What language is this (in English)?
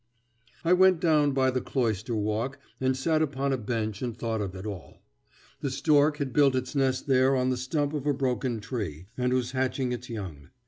English